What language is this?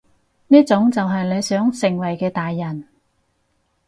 Cantonese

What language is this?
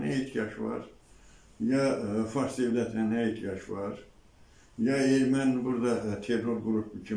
Turkish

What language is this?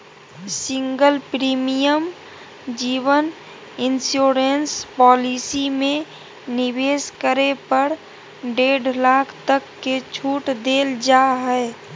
Magahi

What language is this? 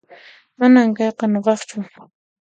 Puno Quechua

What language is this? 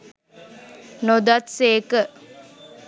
Sinhala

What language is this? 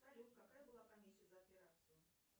Russian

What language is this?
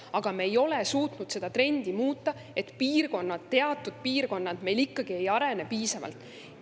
Estonian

